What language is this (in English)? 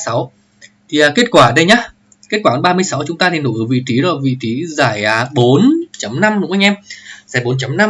Vietnamese